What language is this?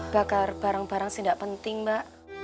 Indonesian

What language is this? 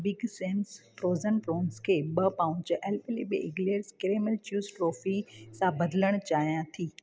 Sindhi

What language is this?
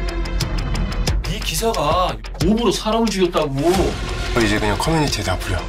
Korean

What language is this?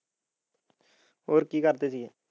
Punjabi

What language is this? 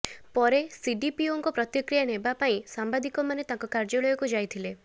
Odia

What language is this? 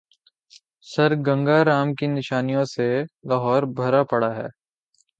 Urdu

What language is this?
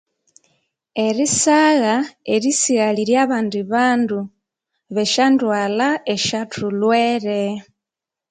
Konzo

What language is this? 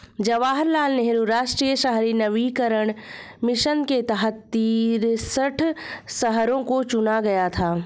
Hindi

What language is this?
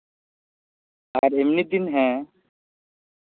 Santali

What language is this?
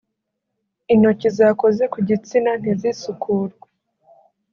Kinyarwanda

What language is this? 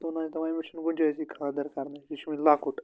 Kashmiri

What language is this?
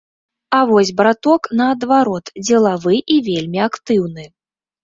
Belarusian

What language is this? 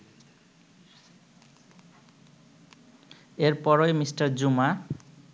Bangla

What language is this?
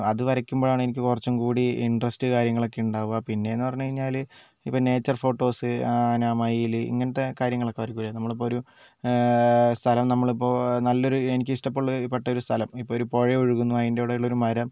Malayalam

